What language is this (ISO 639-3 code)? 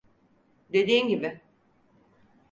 tur